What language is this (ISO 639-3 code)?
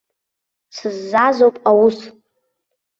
abk